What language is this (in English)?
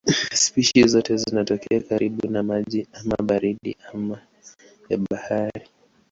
Swahili